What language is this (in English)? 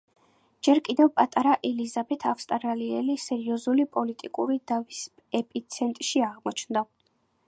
Georgian